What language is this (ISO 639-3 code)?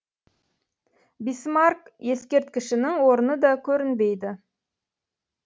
kaz